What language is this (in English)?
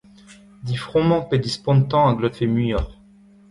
Breton